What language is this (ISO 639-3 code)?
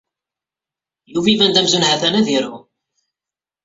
kab